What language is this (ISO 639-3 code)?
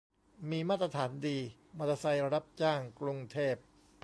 tha